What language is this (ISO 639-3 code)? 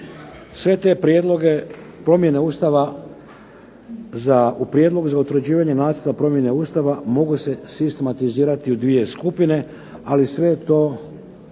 hrv